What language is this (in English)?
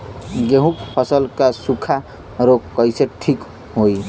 Bhojpuri